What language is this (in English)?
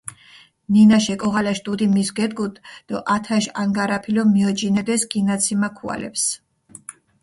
Mingrelian